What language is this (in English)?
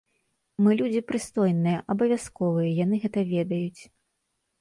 Belarusian